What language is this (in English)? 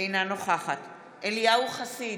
Hebrew